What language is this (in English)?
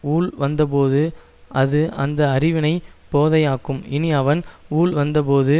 Tamil